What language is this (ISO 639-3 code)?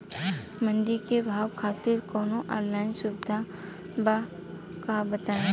bho